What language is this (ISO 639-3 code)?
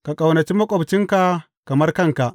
hau